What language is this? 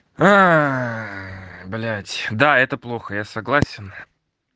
Russian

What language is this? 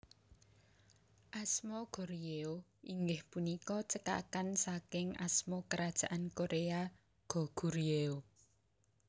Javanese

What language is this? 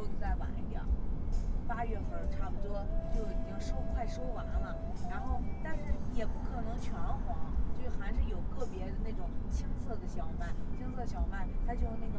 Chinese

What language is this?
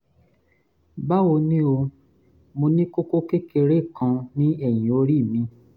Yoruba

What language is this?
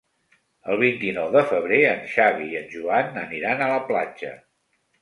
Catalan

